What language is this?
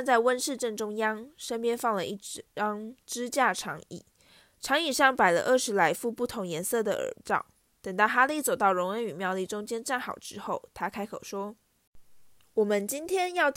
Chinese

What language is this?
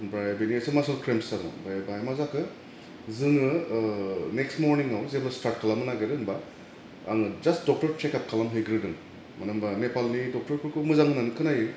Bodo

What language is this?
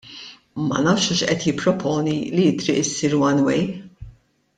Maltese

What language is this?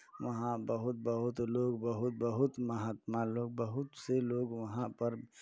Hindi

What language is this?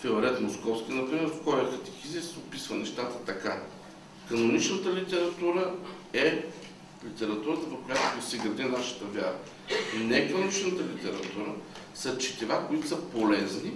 Bulgarian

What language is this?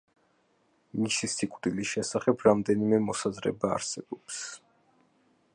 Georgian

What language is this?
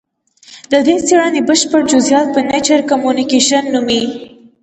Pashto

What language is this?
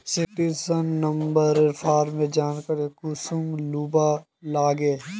Magahi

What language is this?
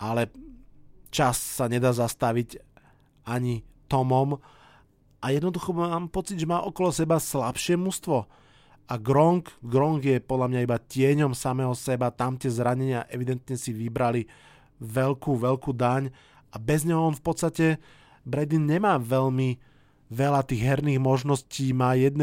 Slovak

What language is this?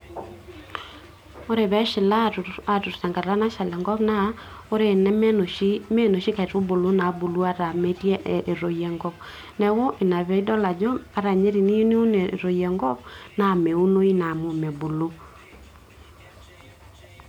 Masai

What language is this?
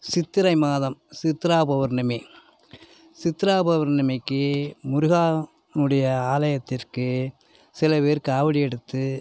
Tamil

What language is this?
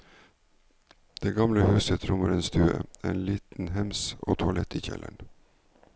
Norwegian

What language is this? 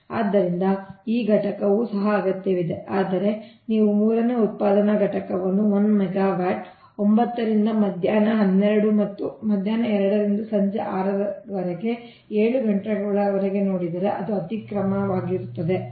Kannada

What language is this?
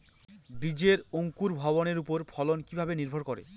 Bangla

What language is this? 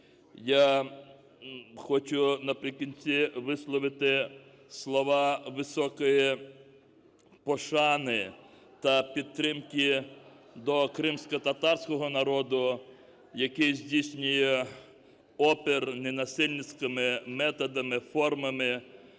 Ukrainian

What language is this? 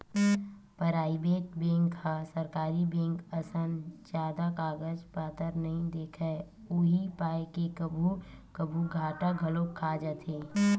Chhattisgarhi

